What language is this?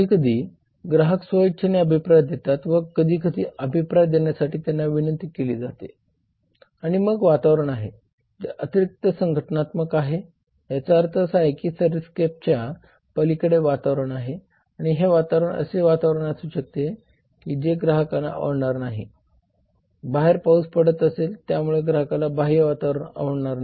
Marathi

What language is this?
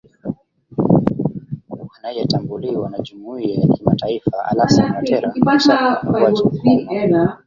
Swahili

